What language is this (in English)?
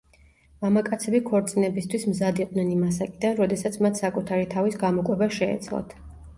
Georgian